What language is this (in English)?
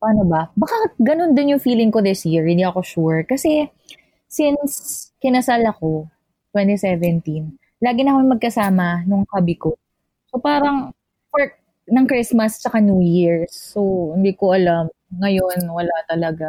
Filipino